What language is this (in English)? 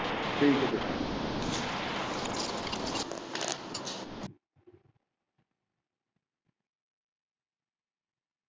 Punjabi